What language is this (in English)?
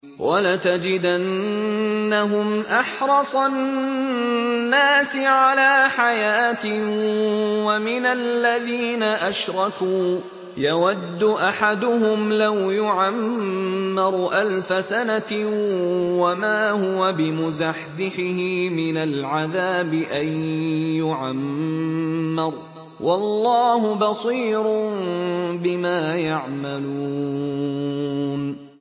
Arabic